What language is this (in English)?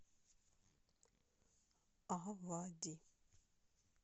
Russian